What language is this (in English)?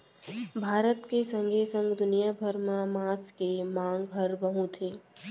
Chhattisgarhi